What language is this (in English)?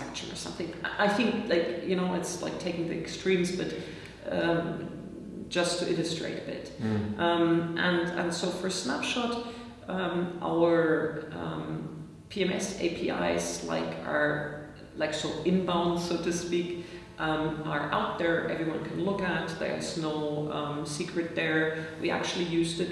English